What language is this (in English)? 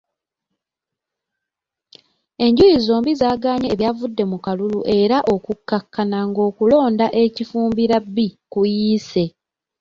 Ganda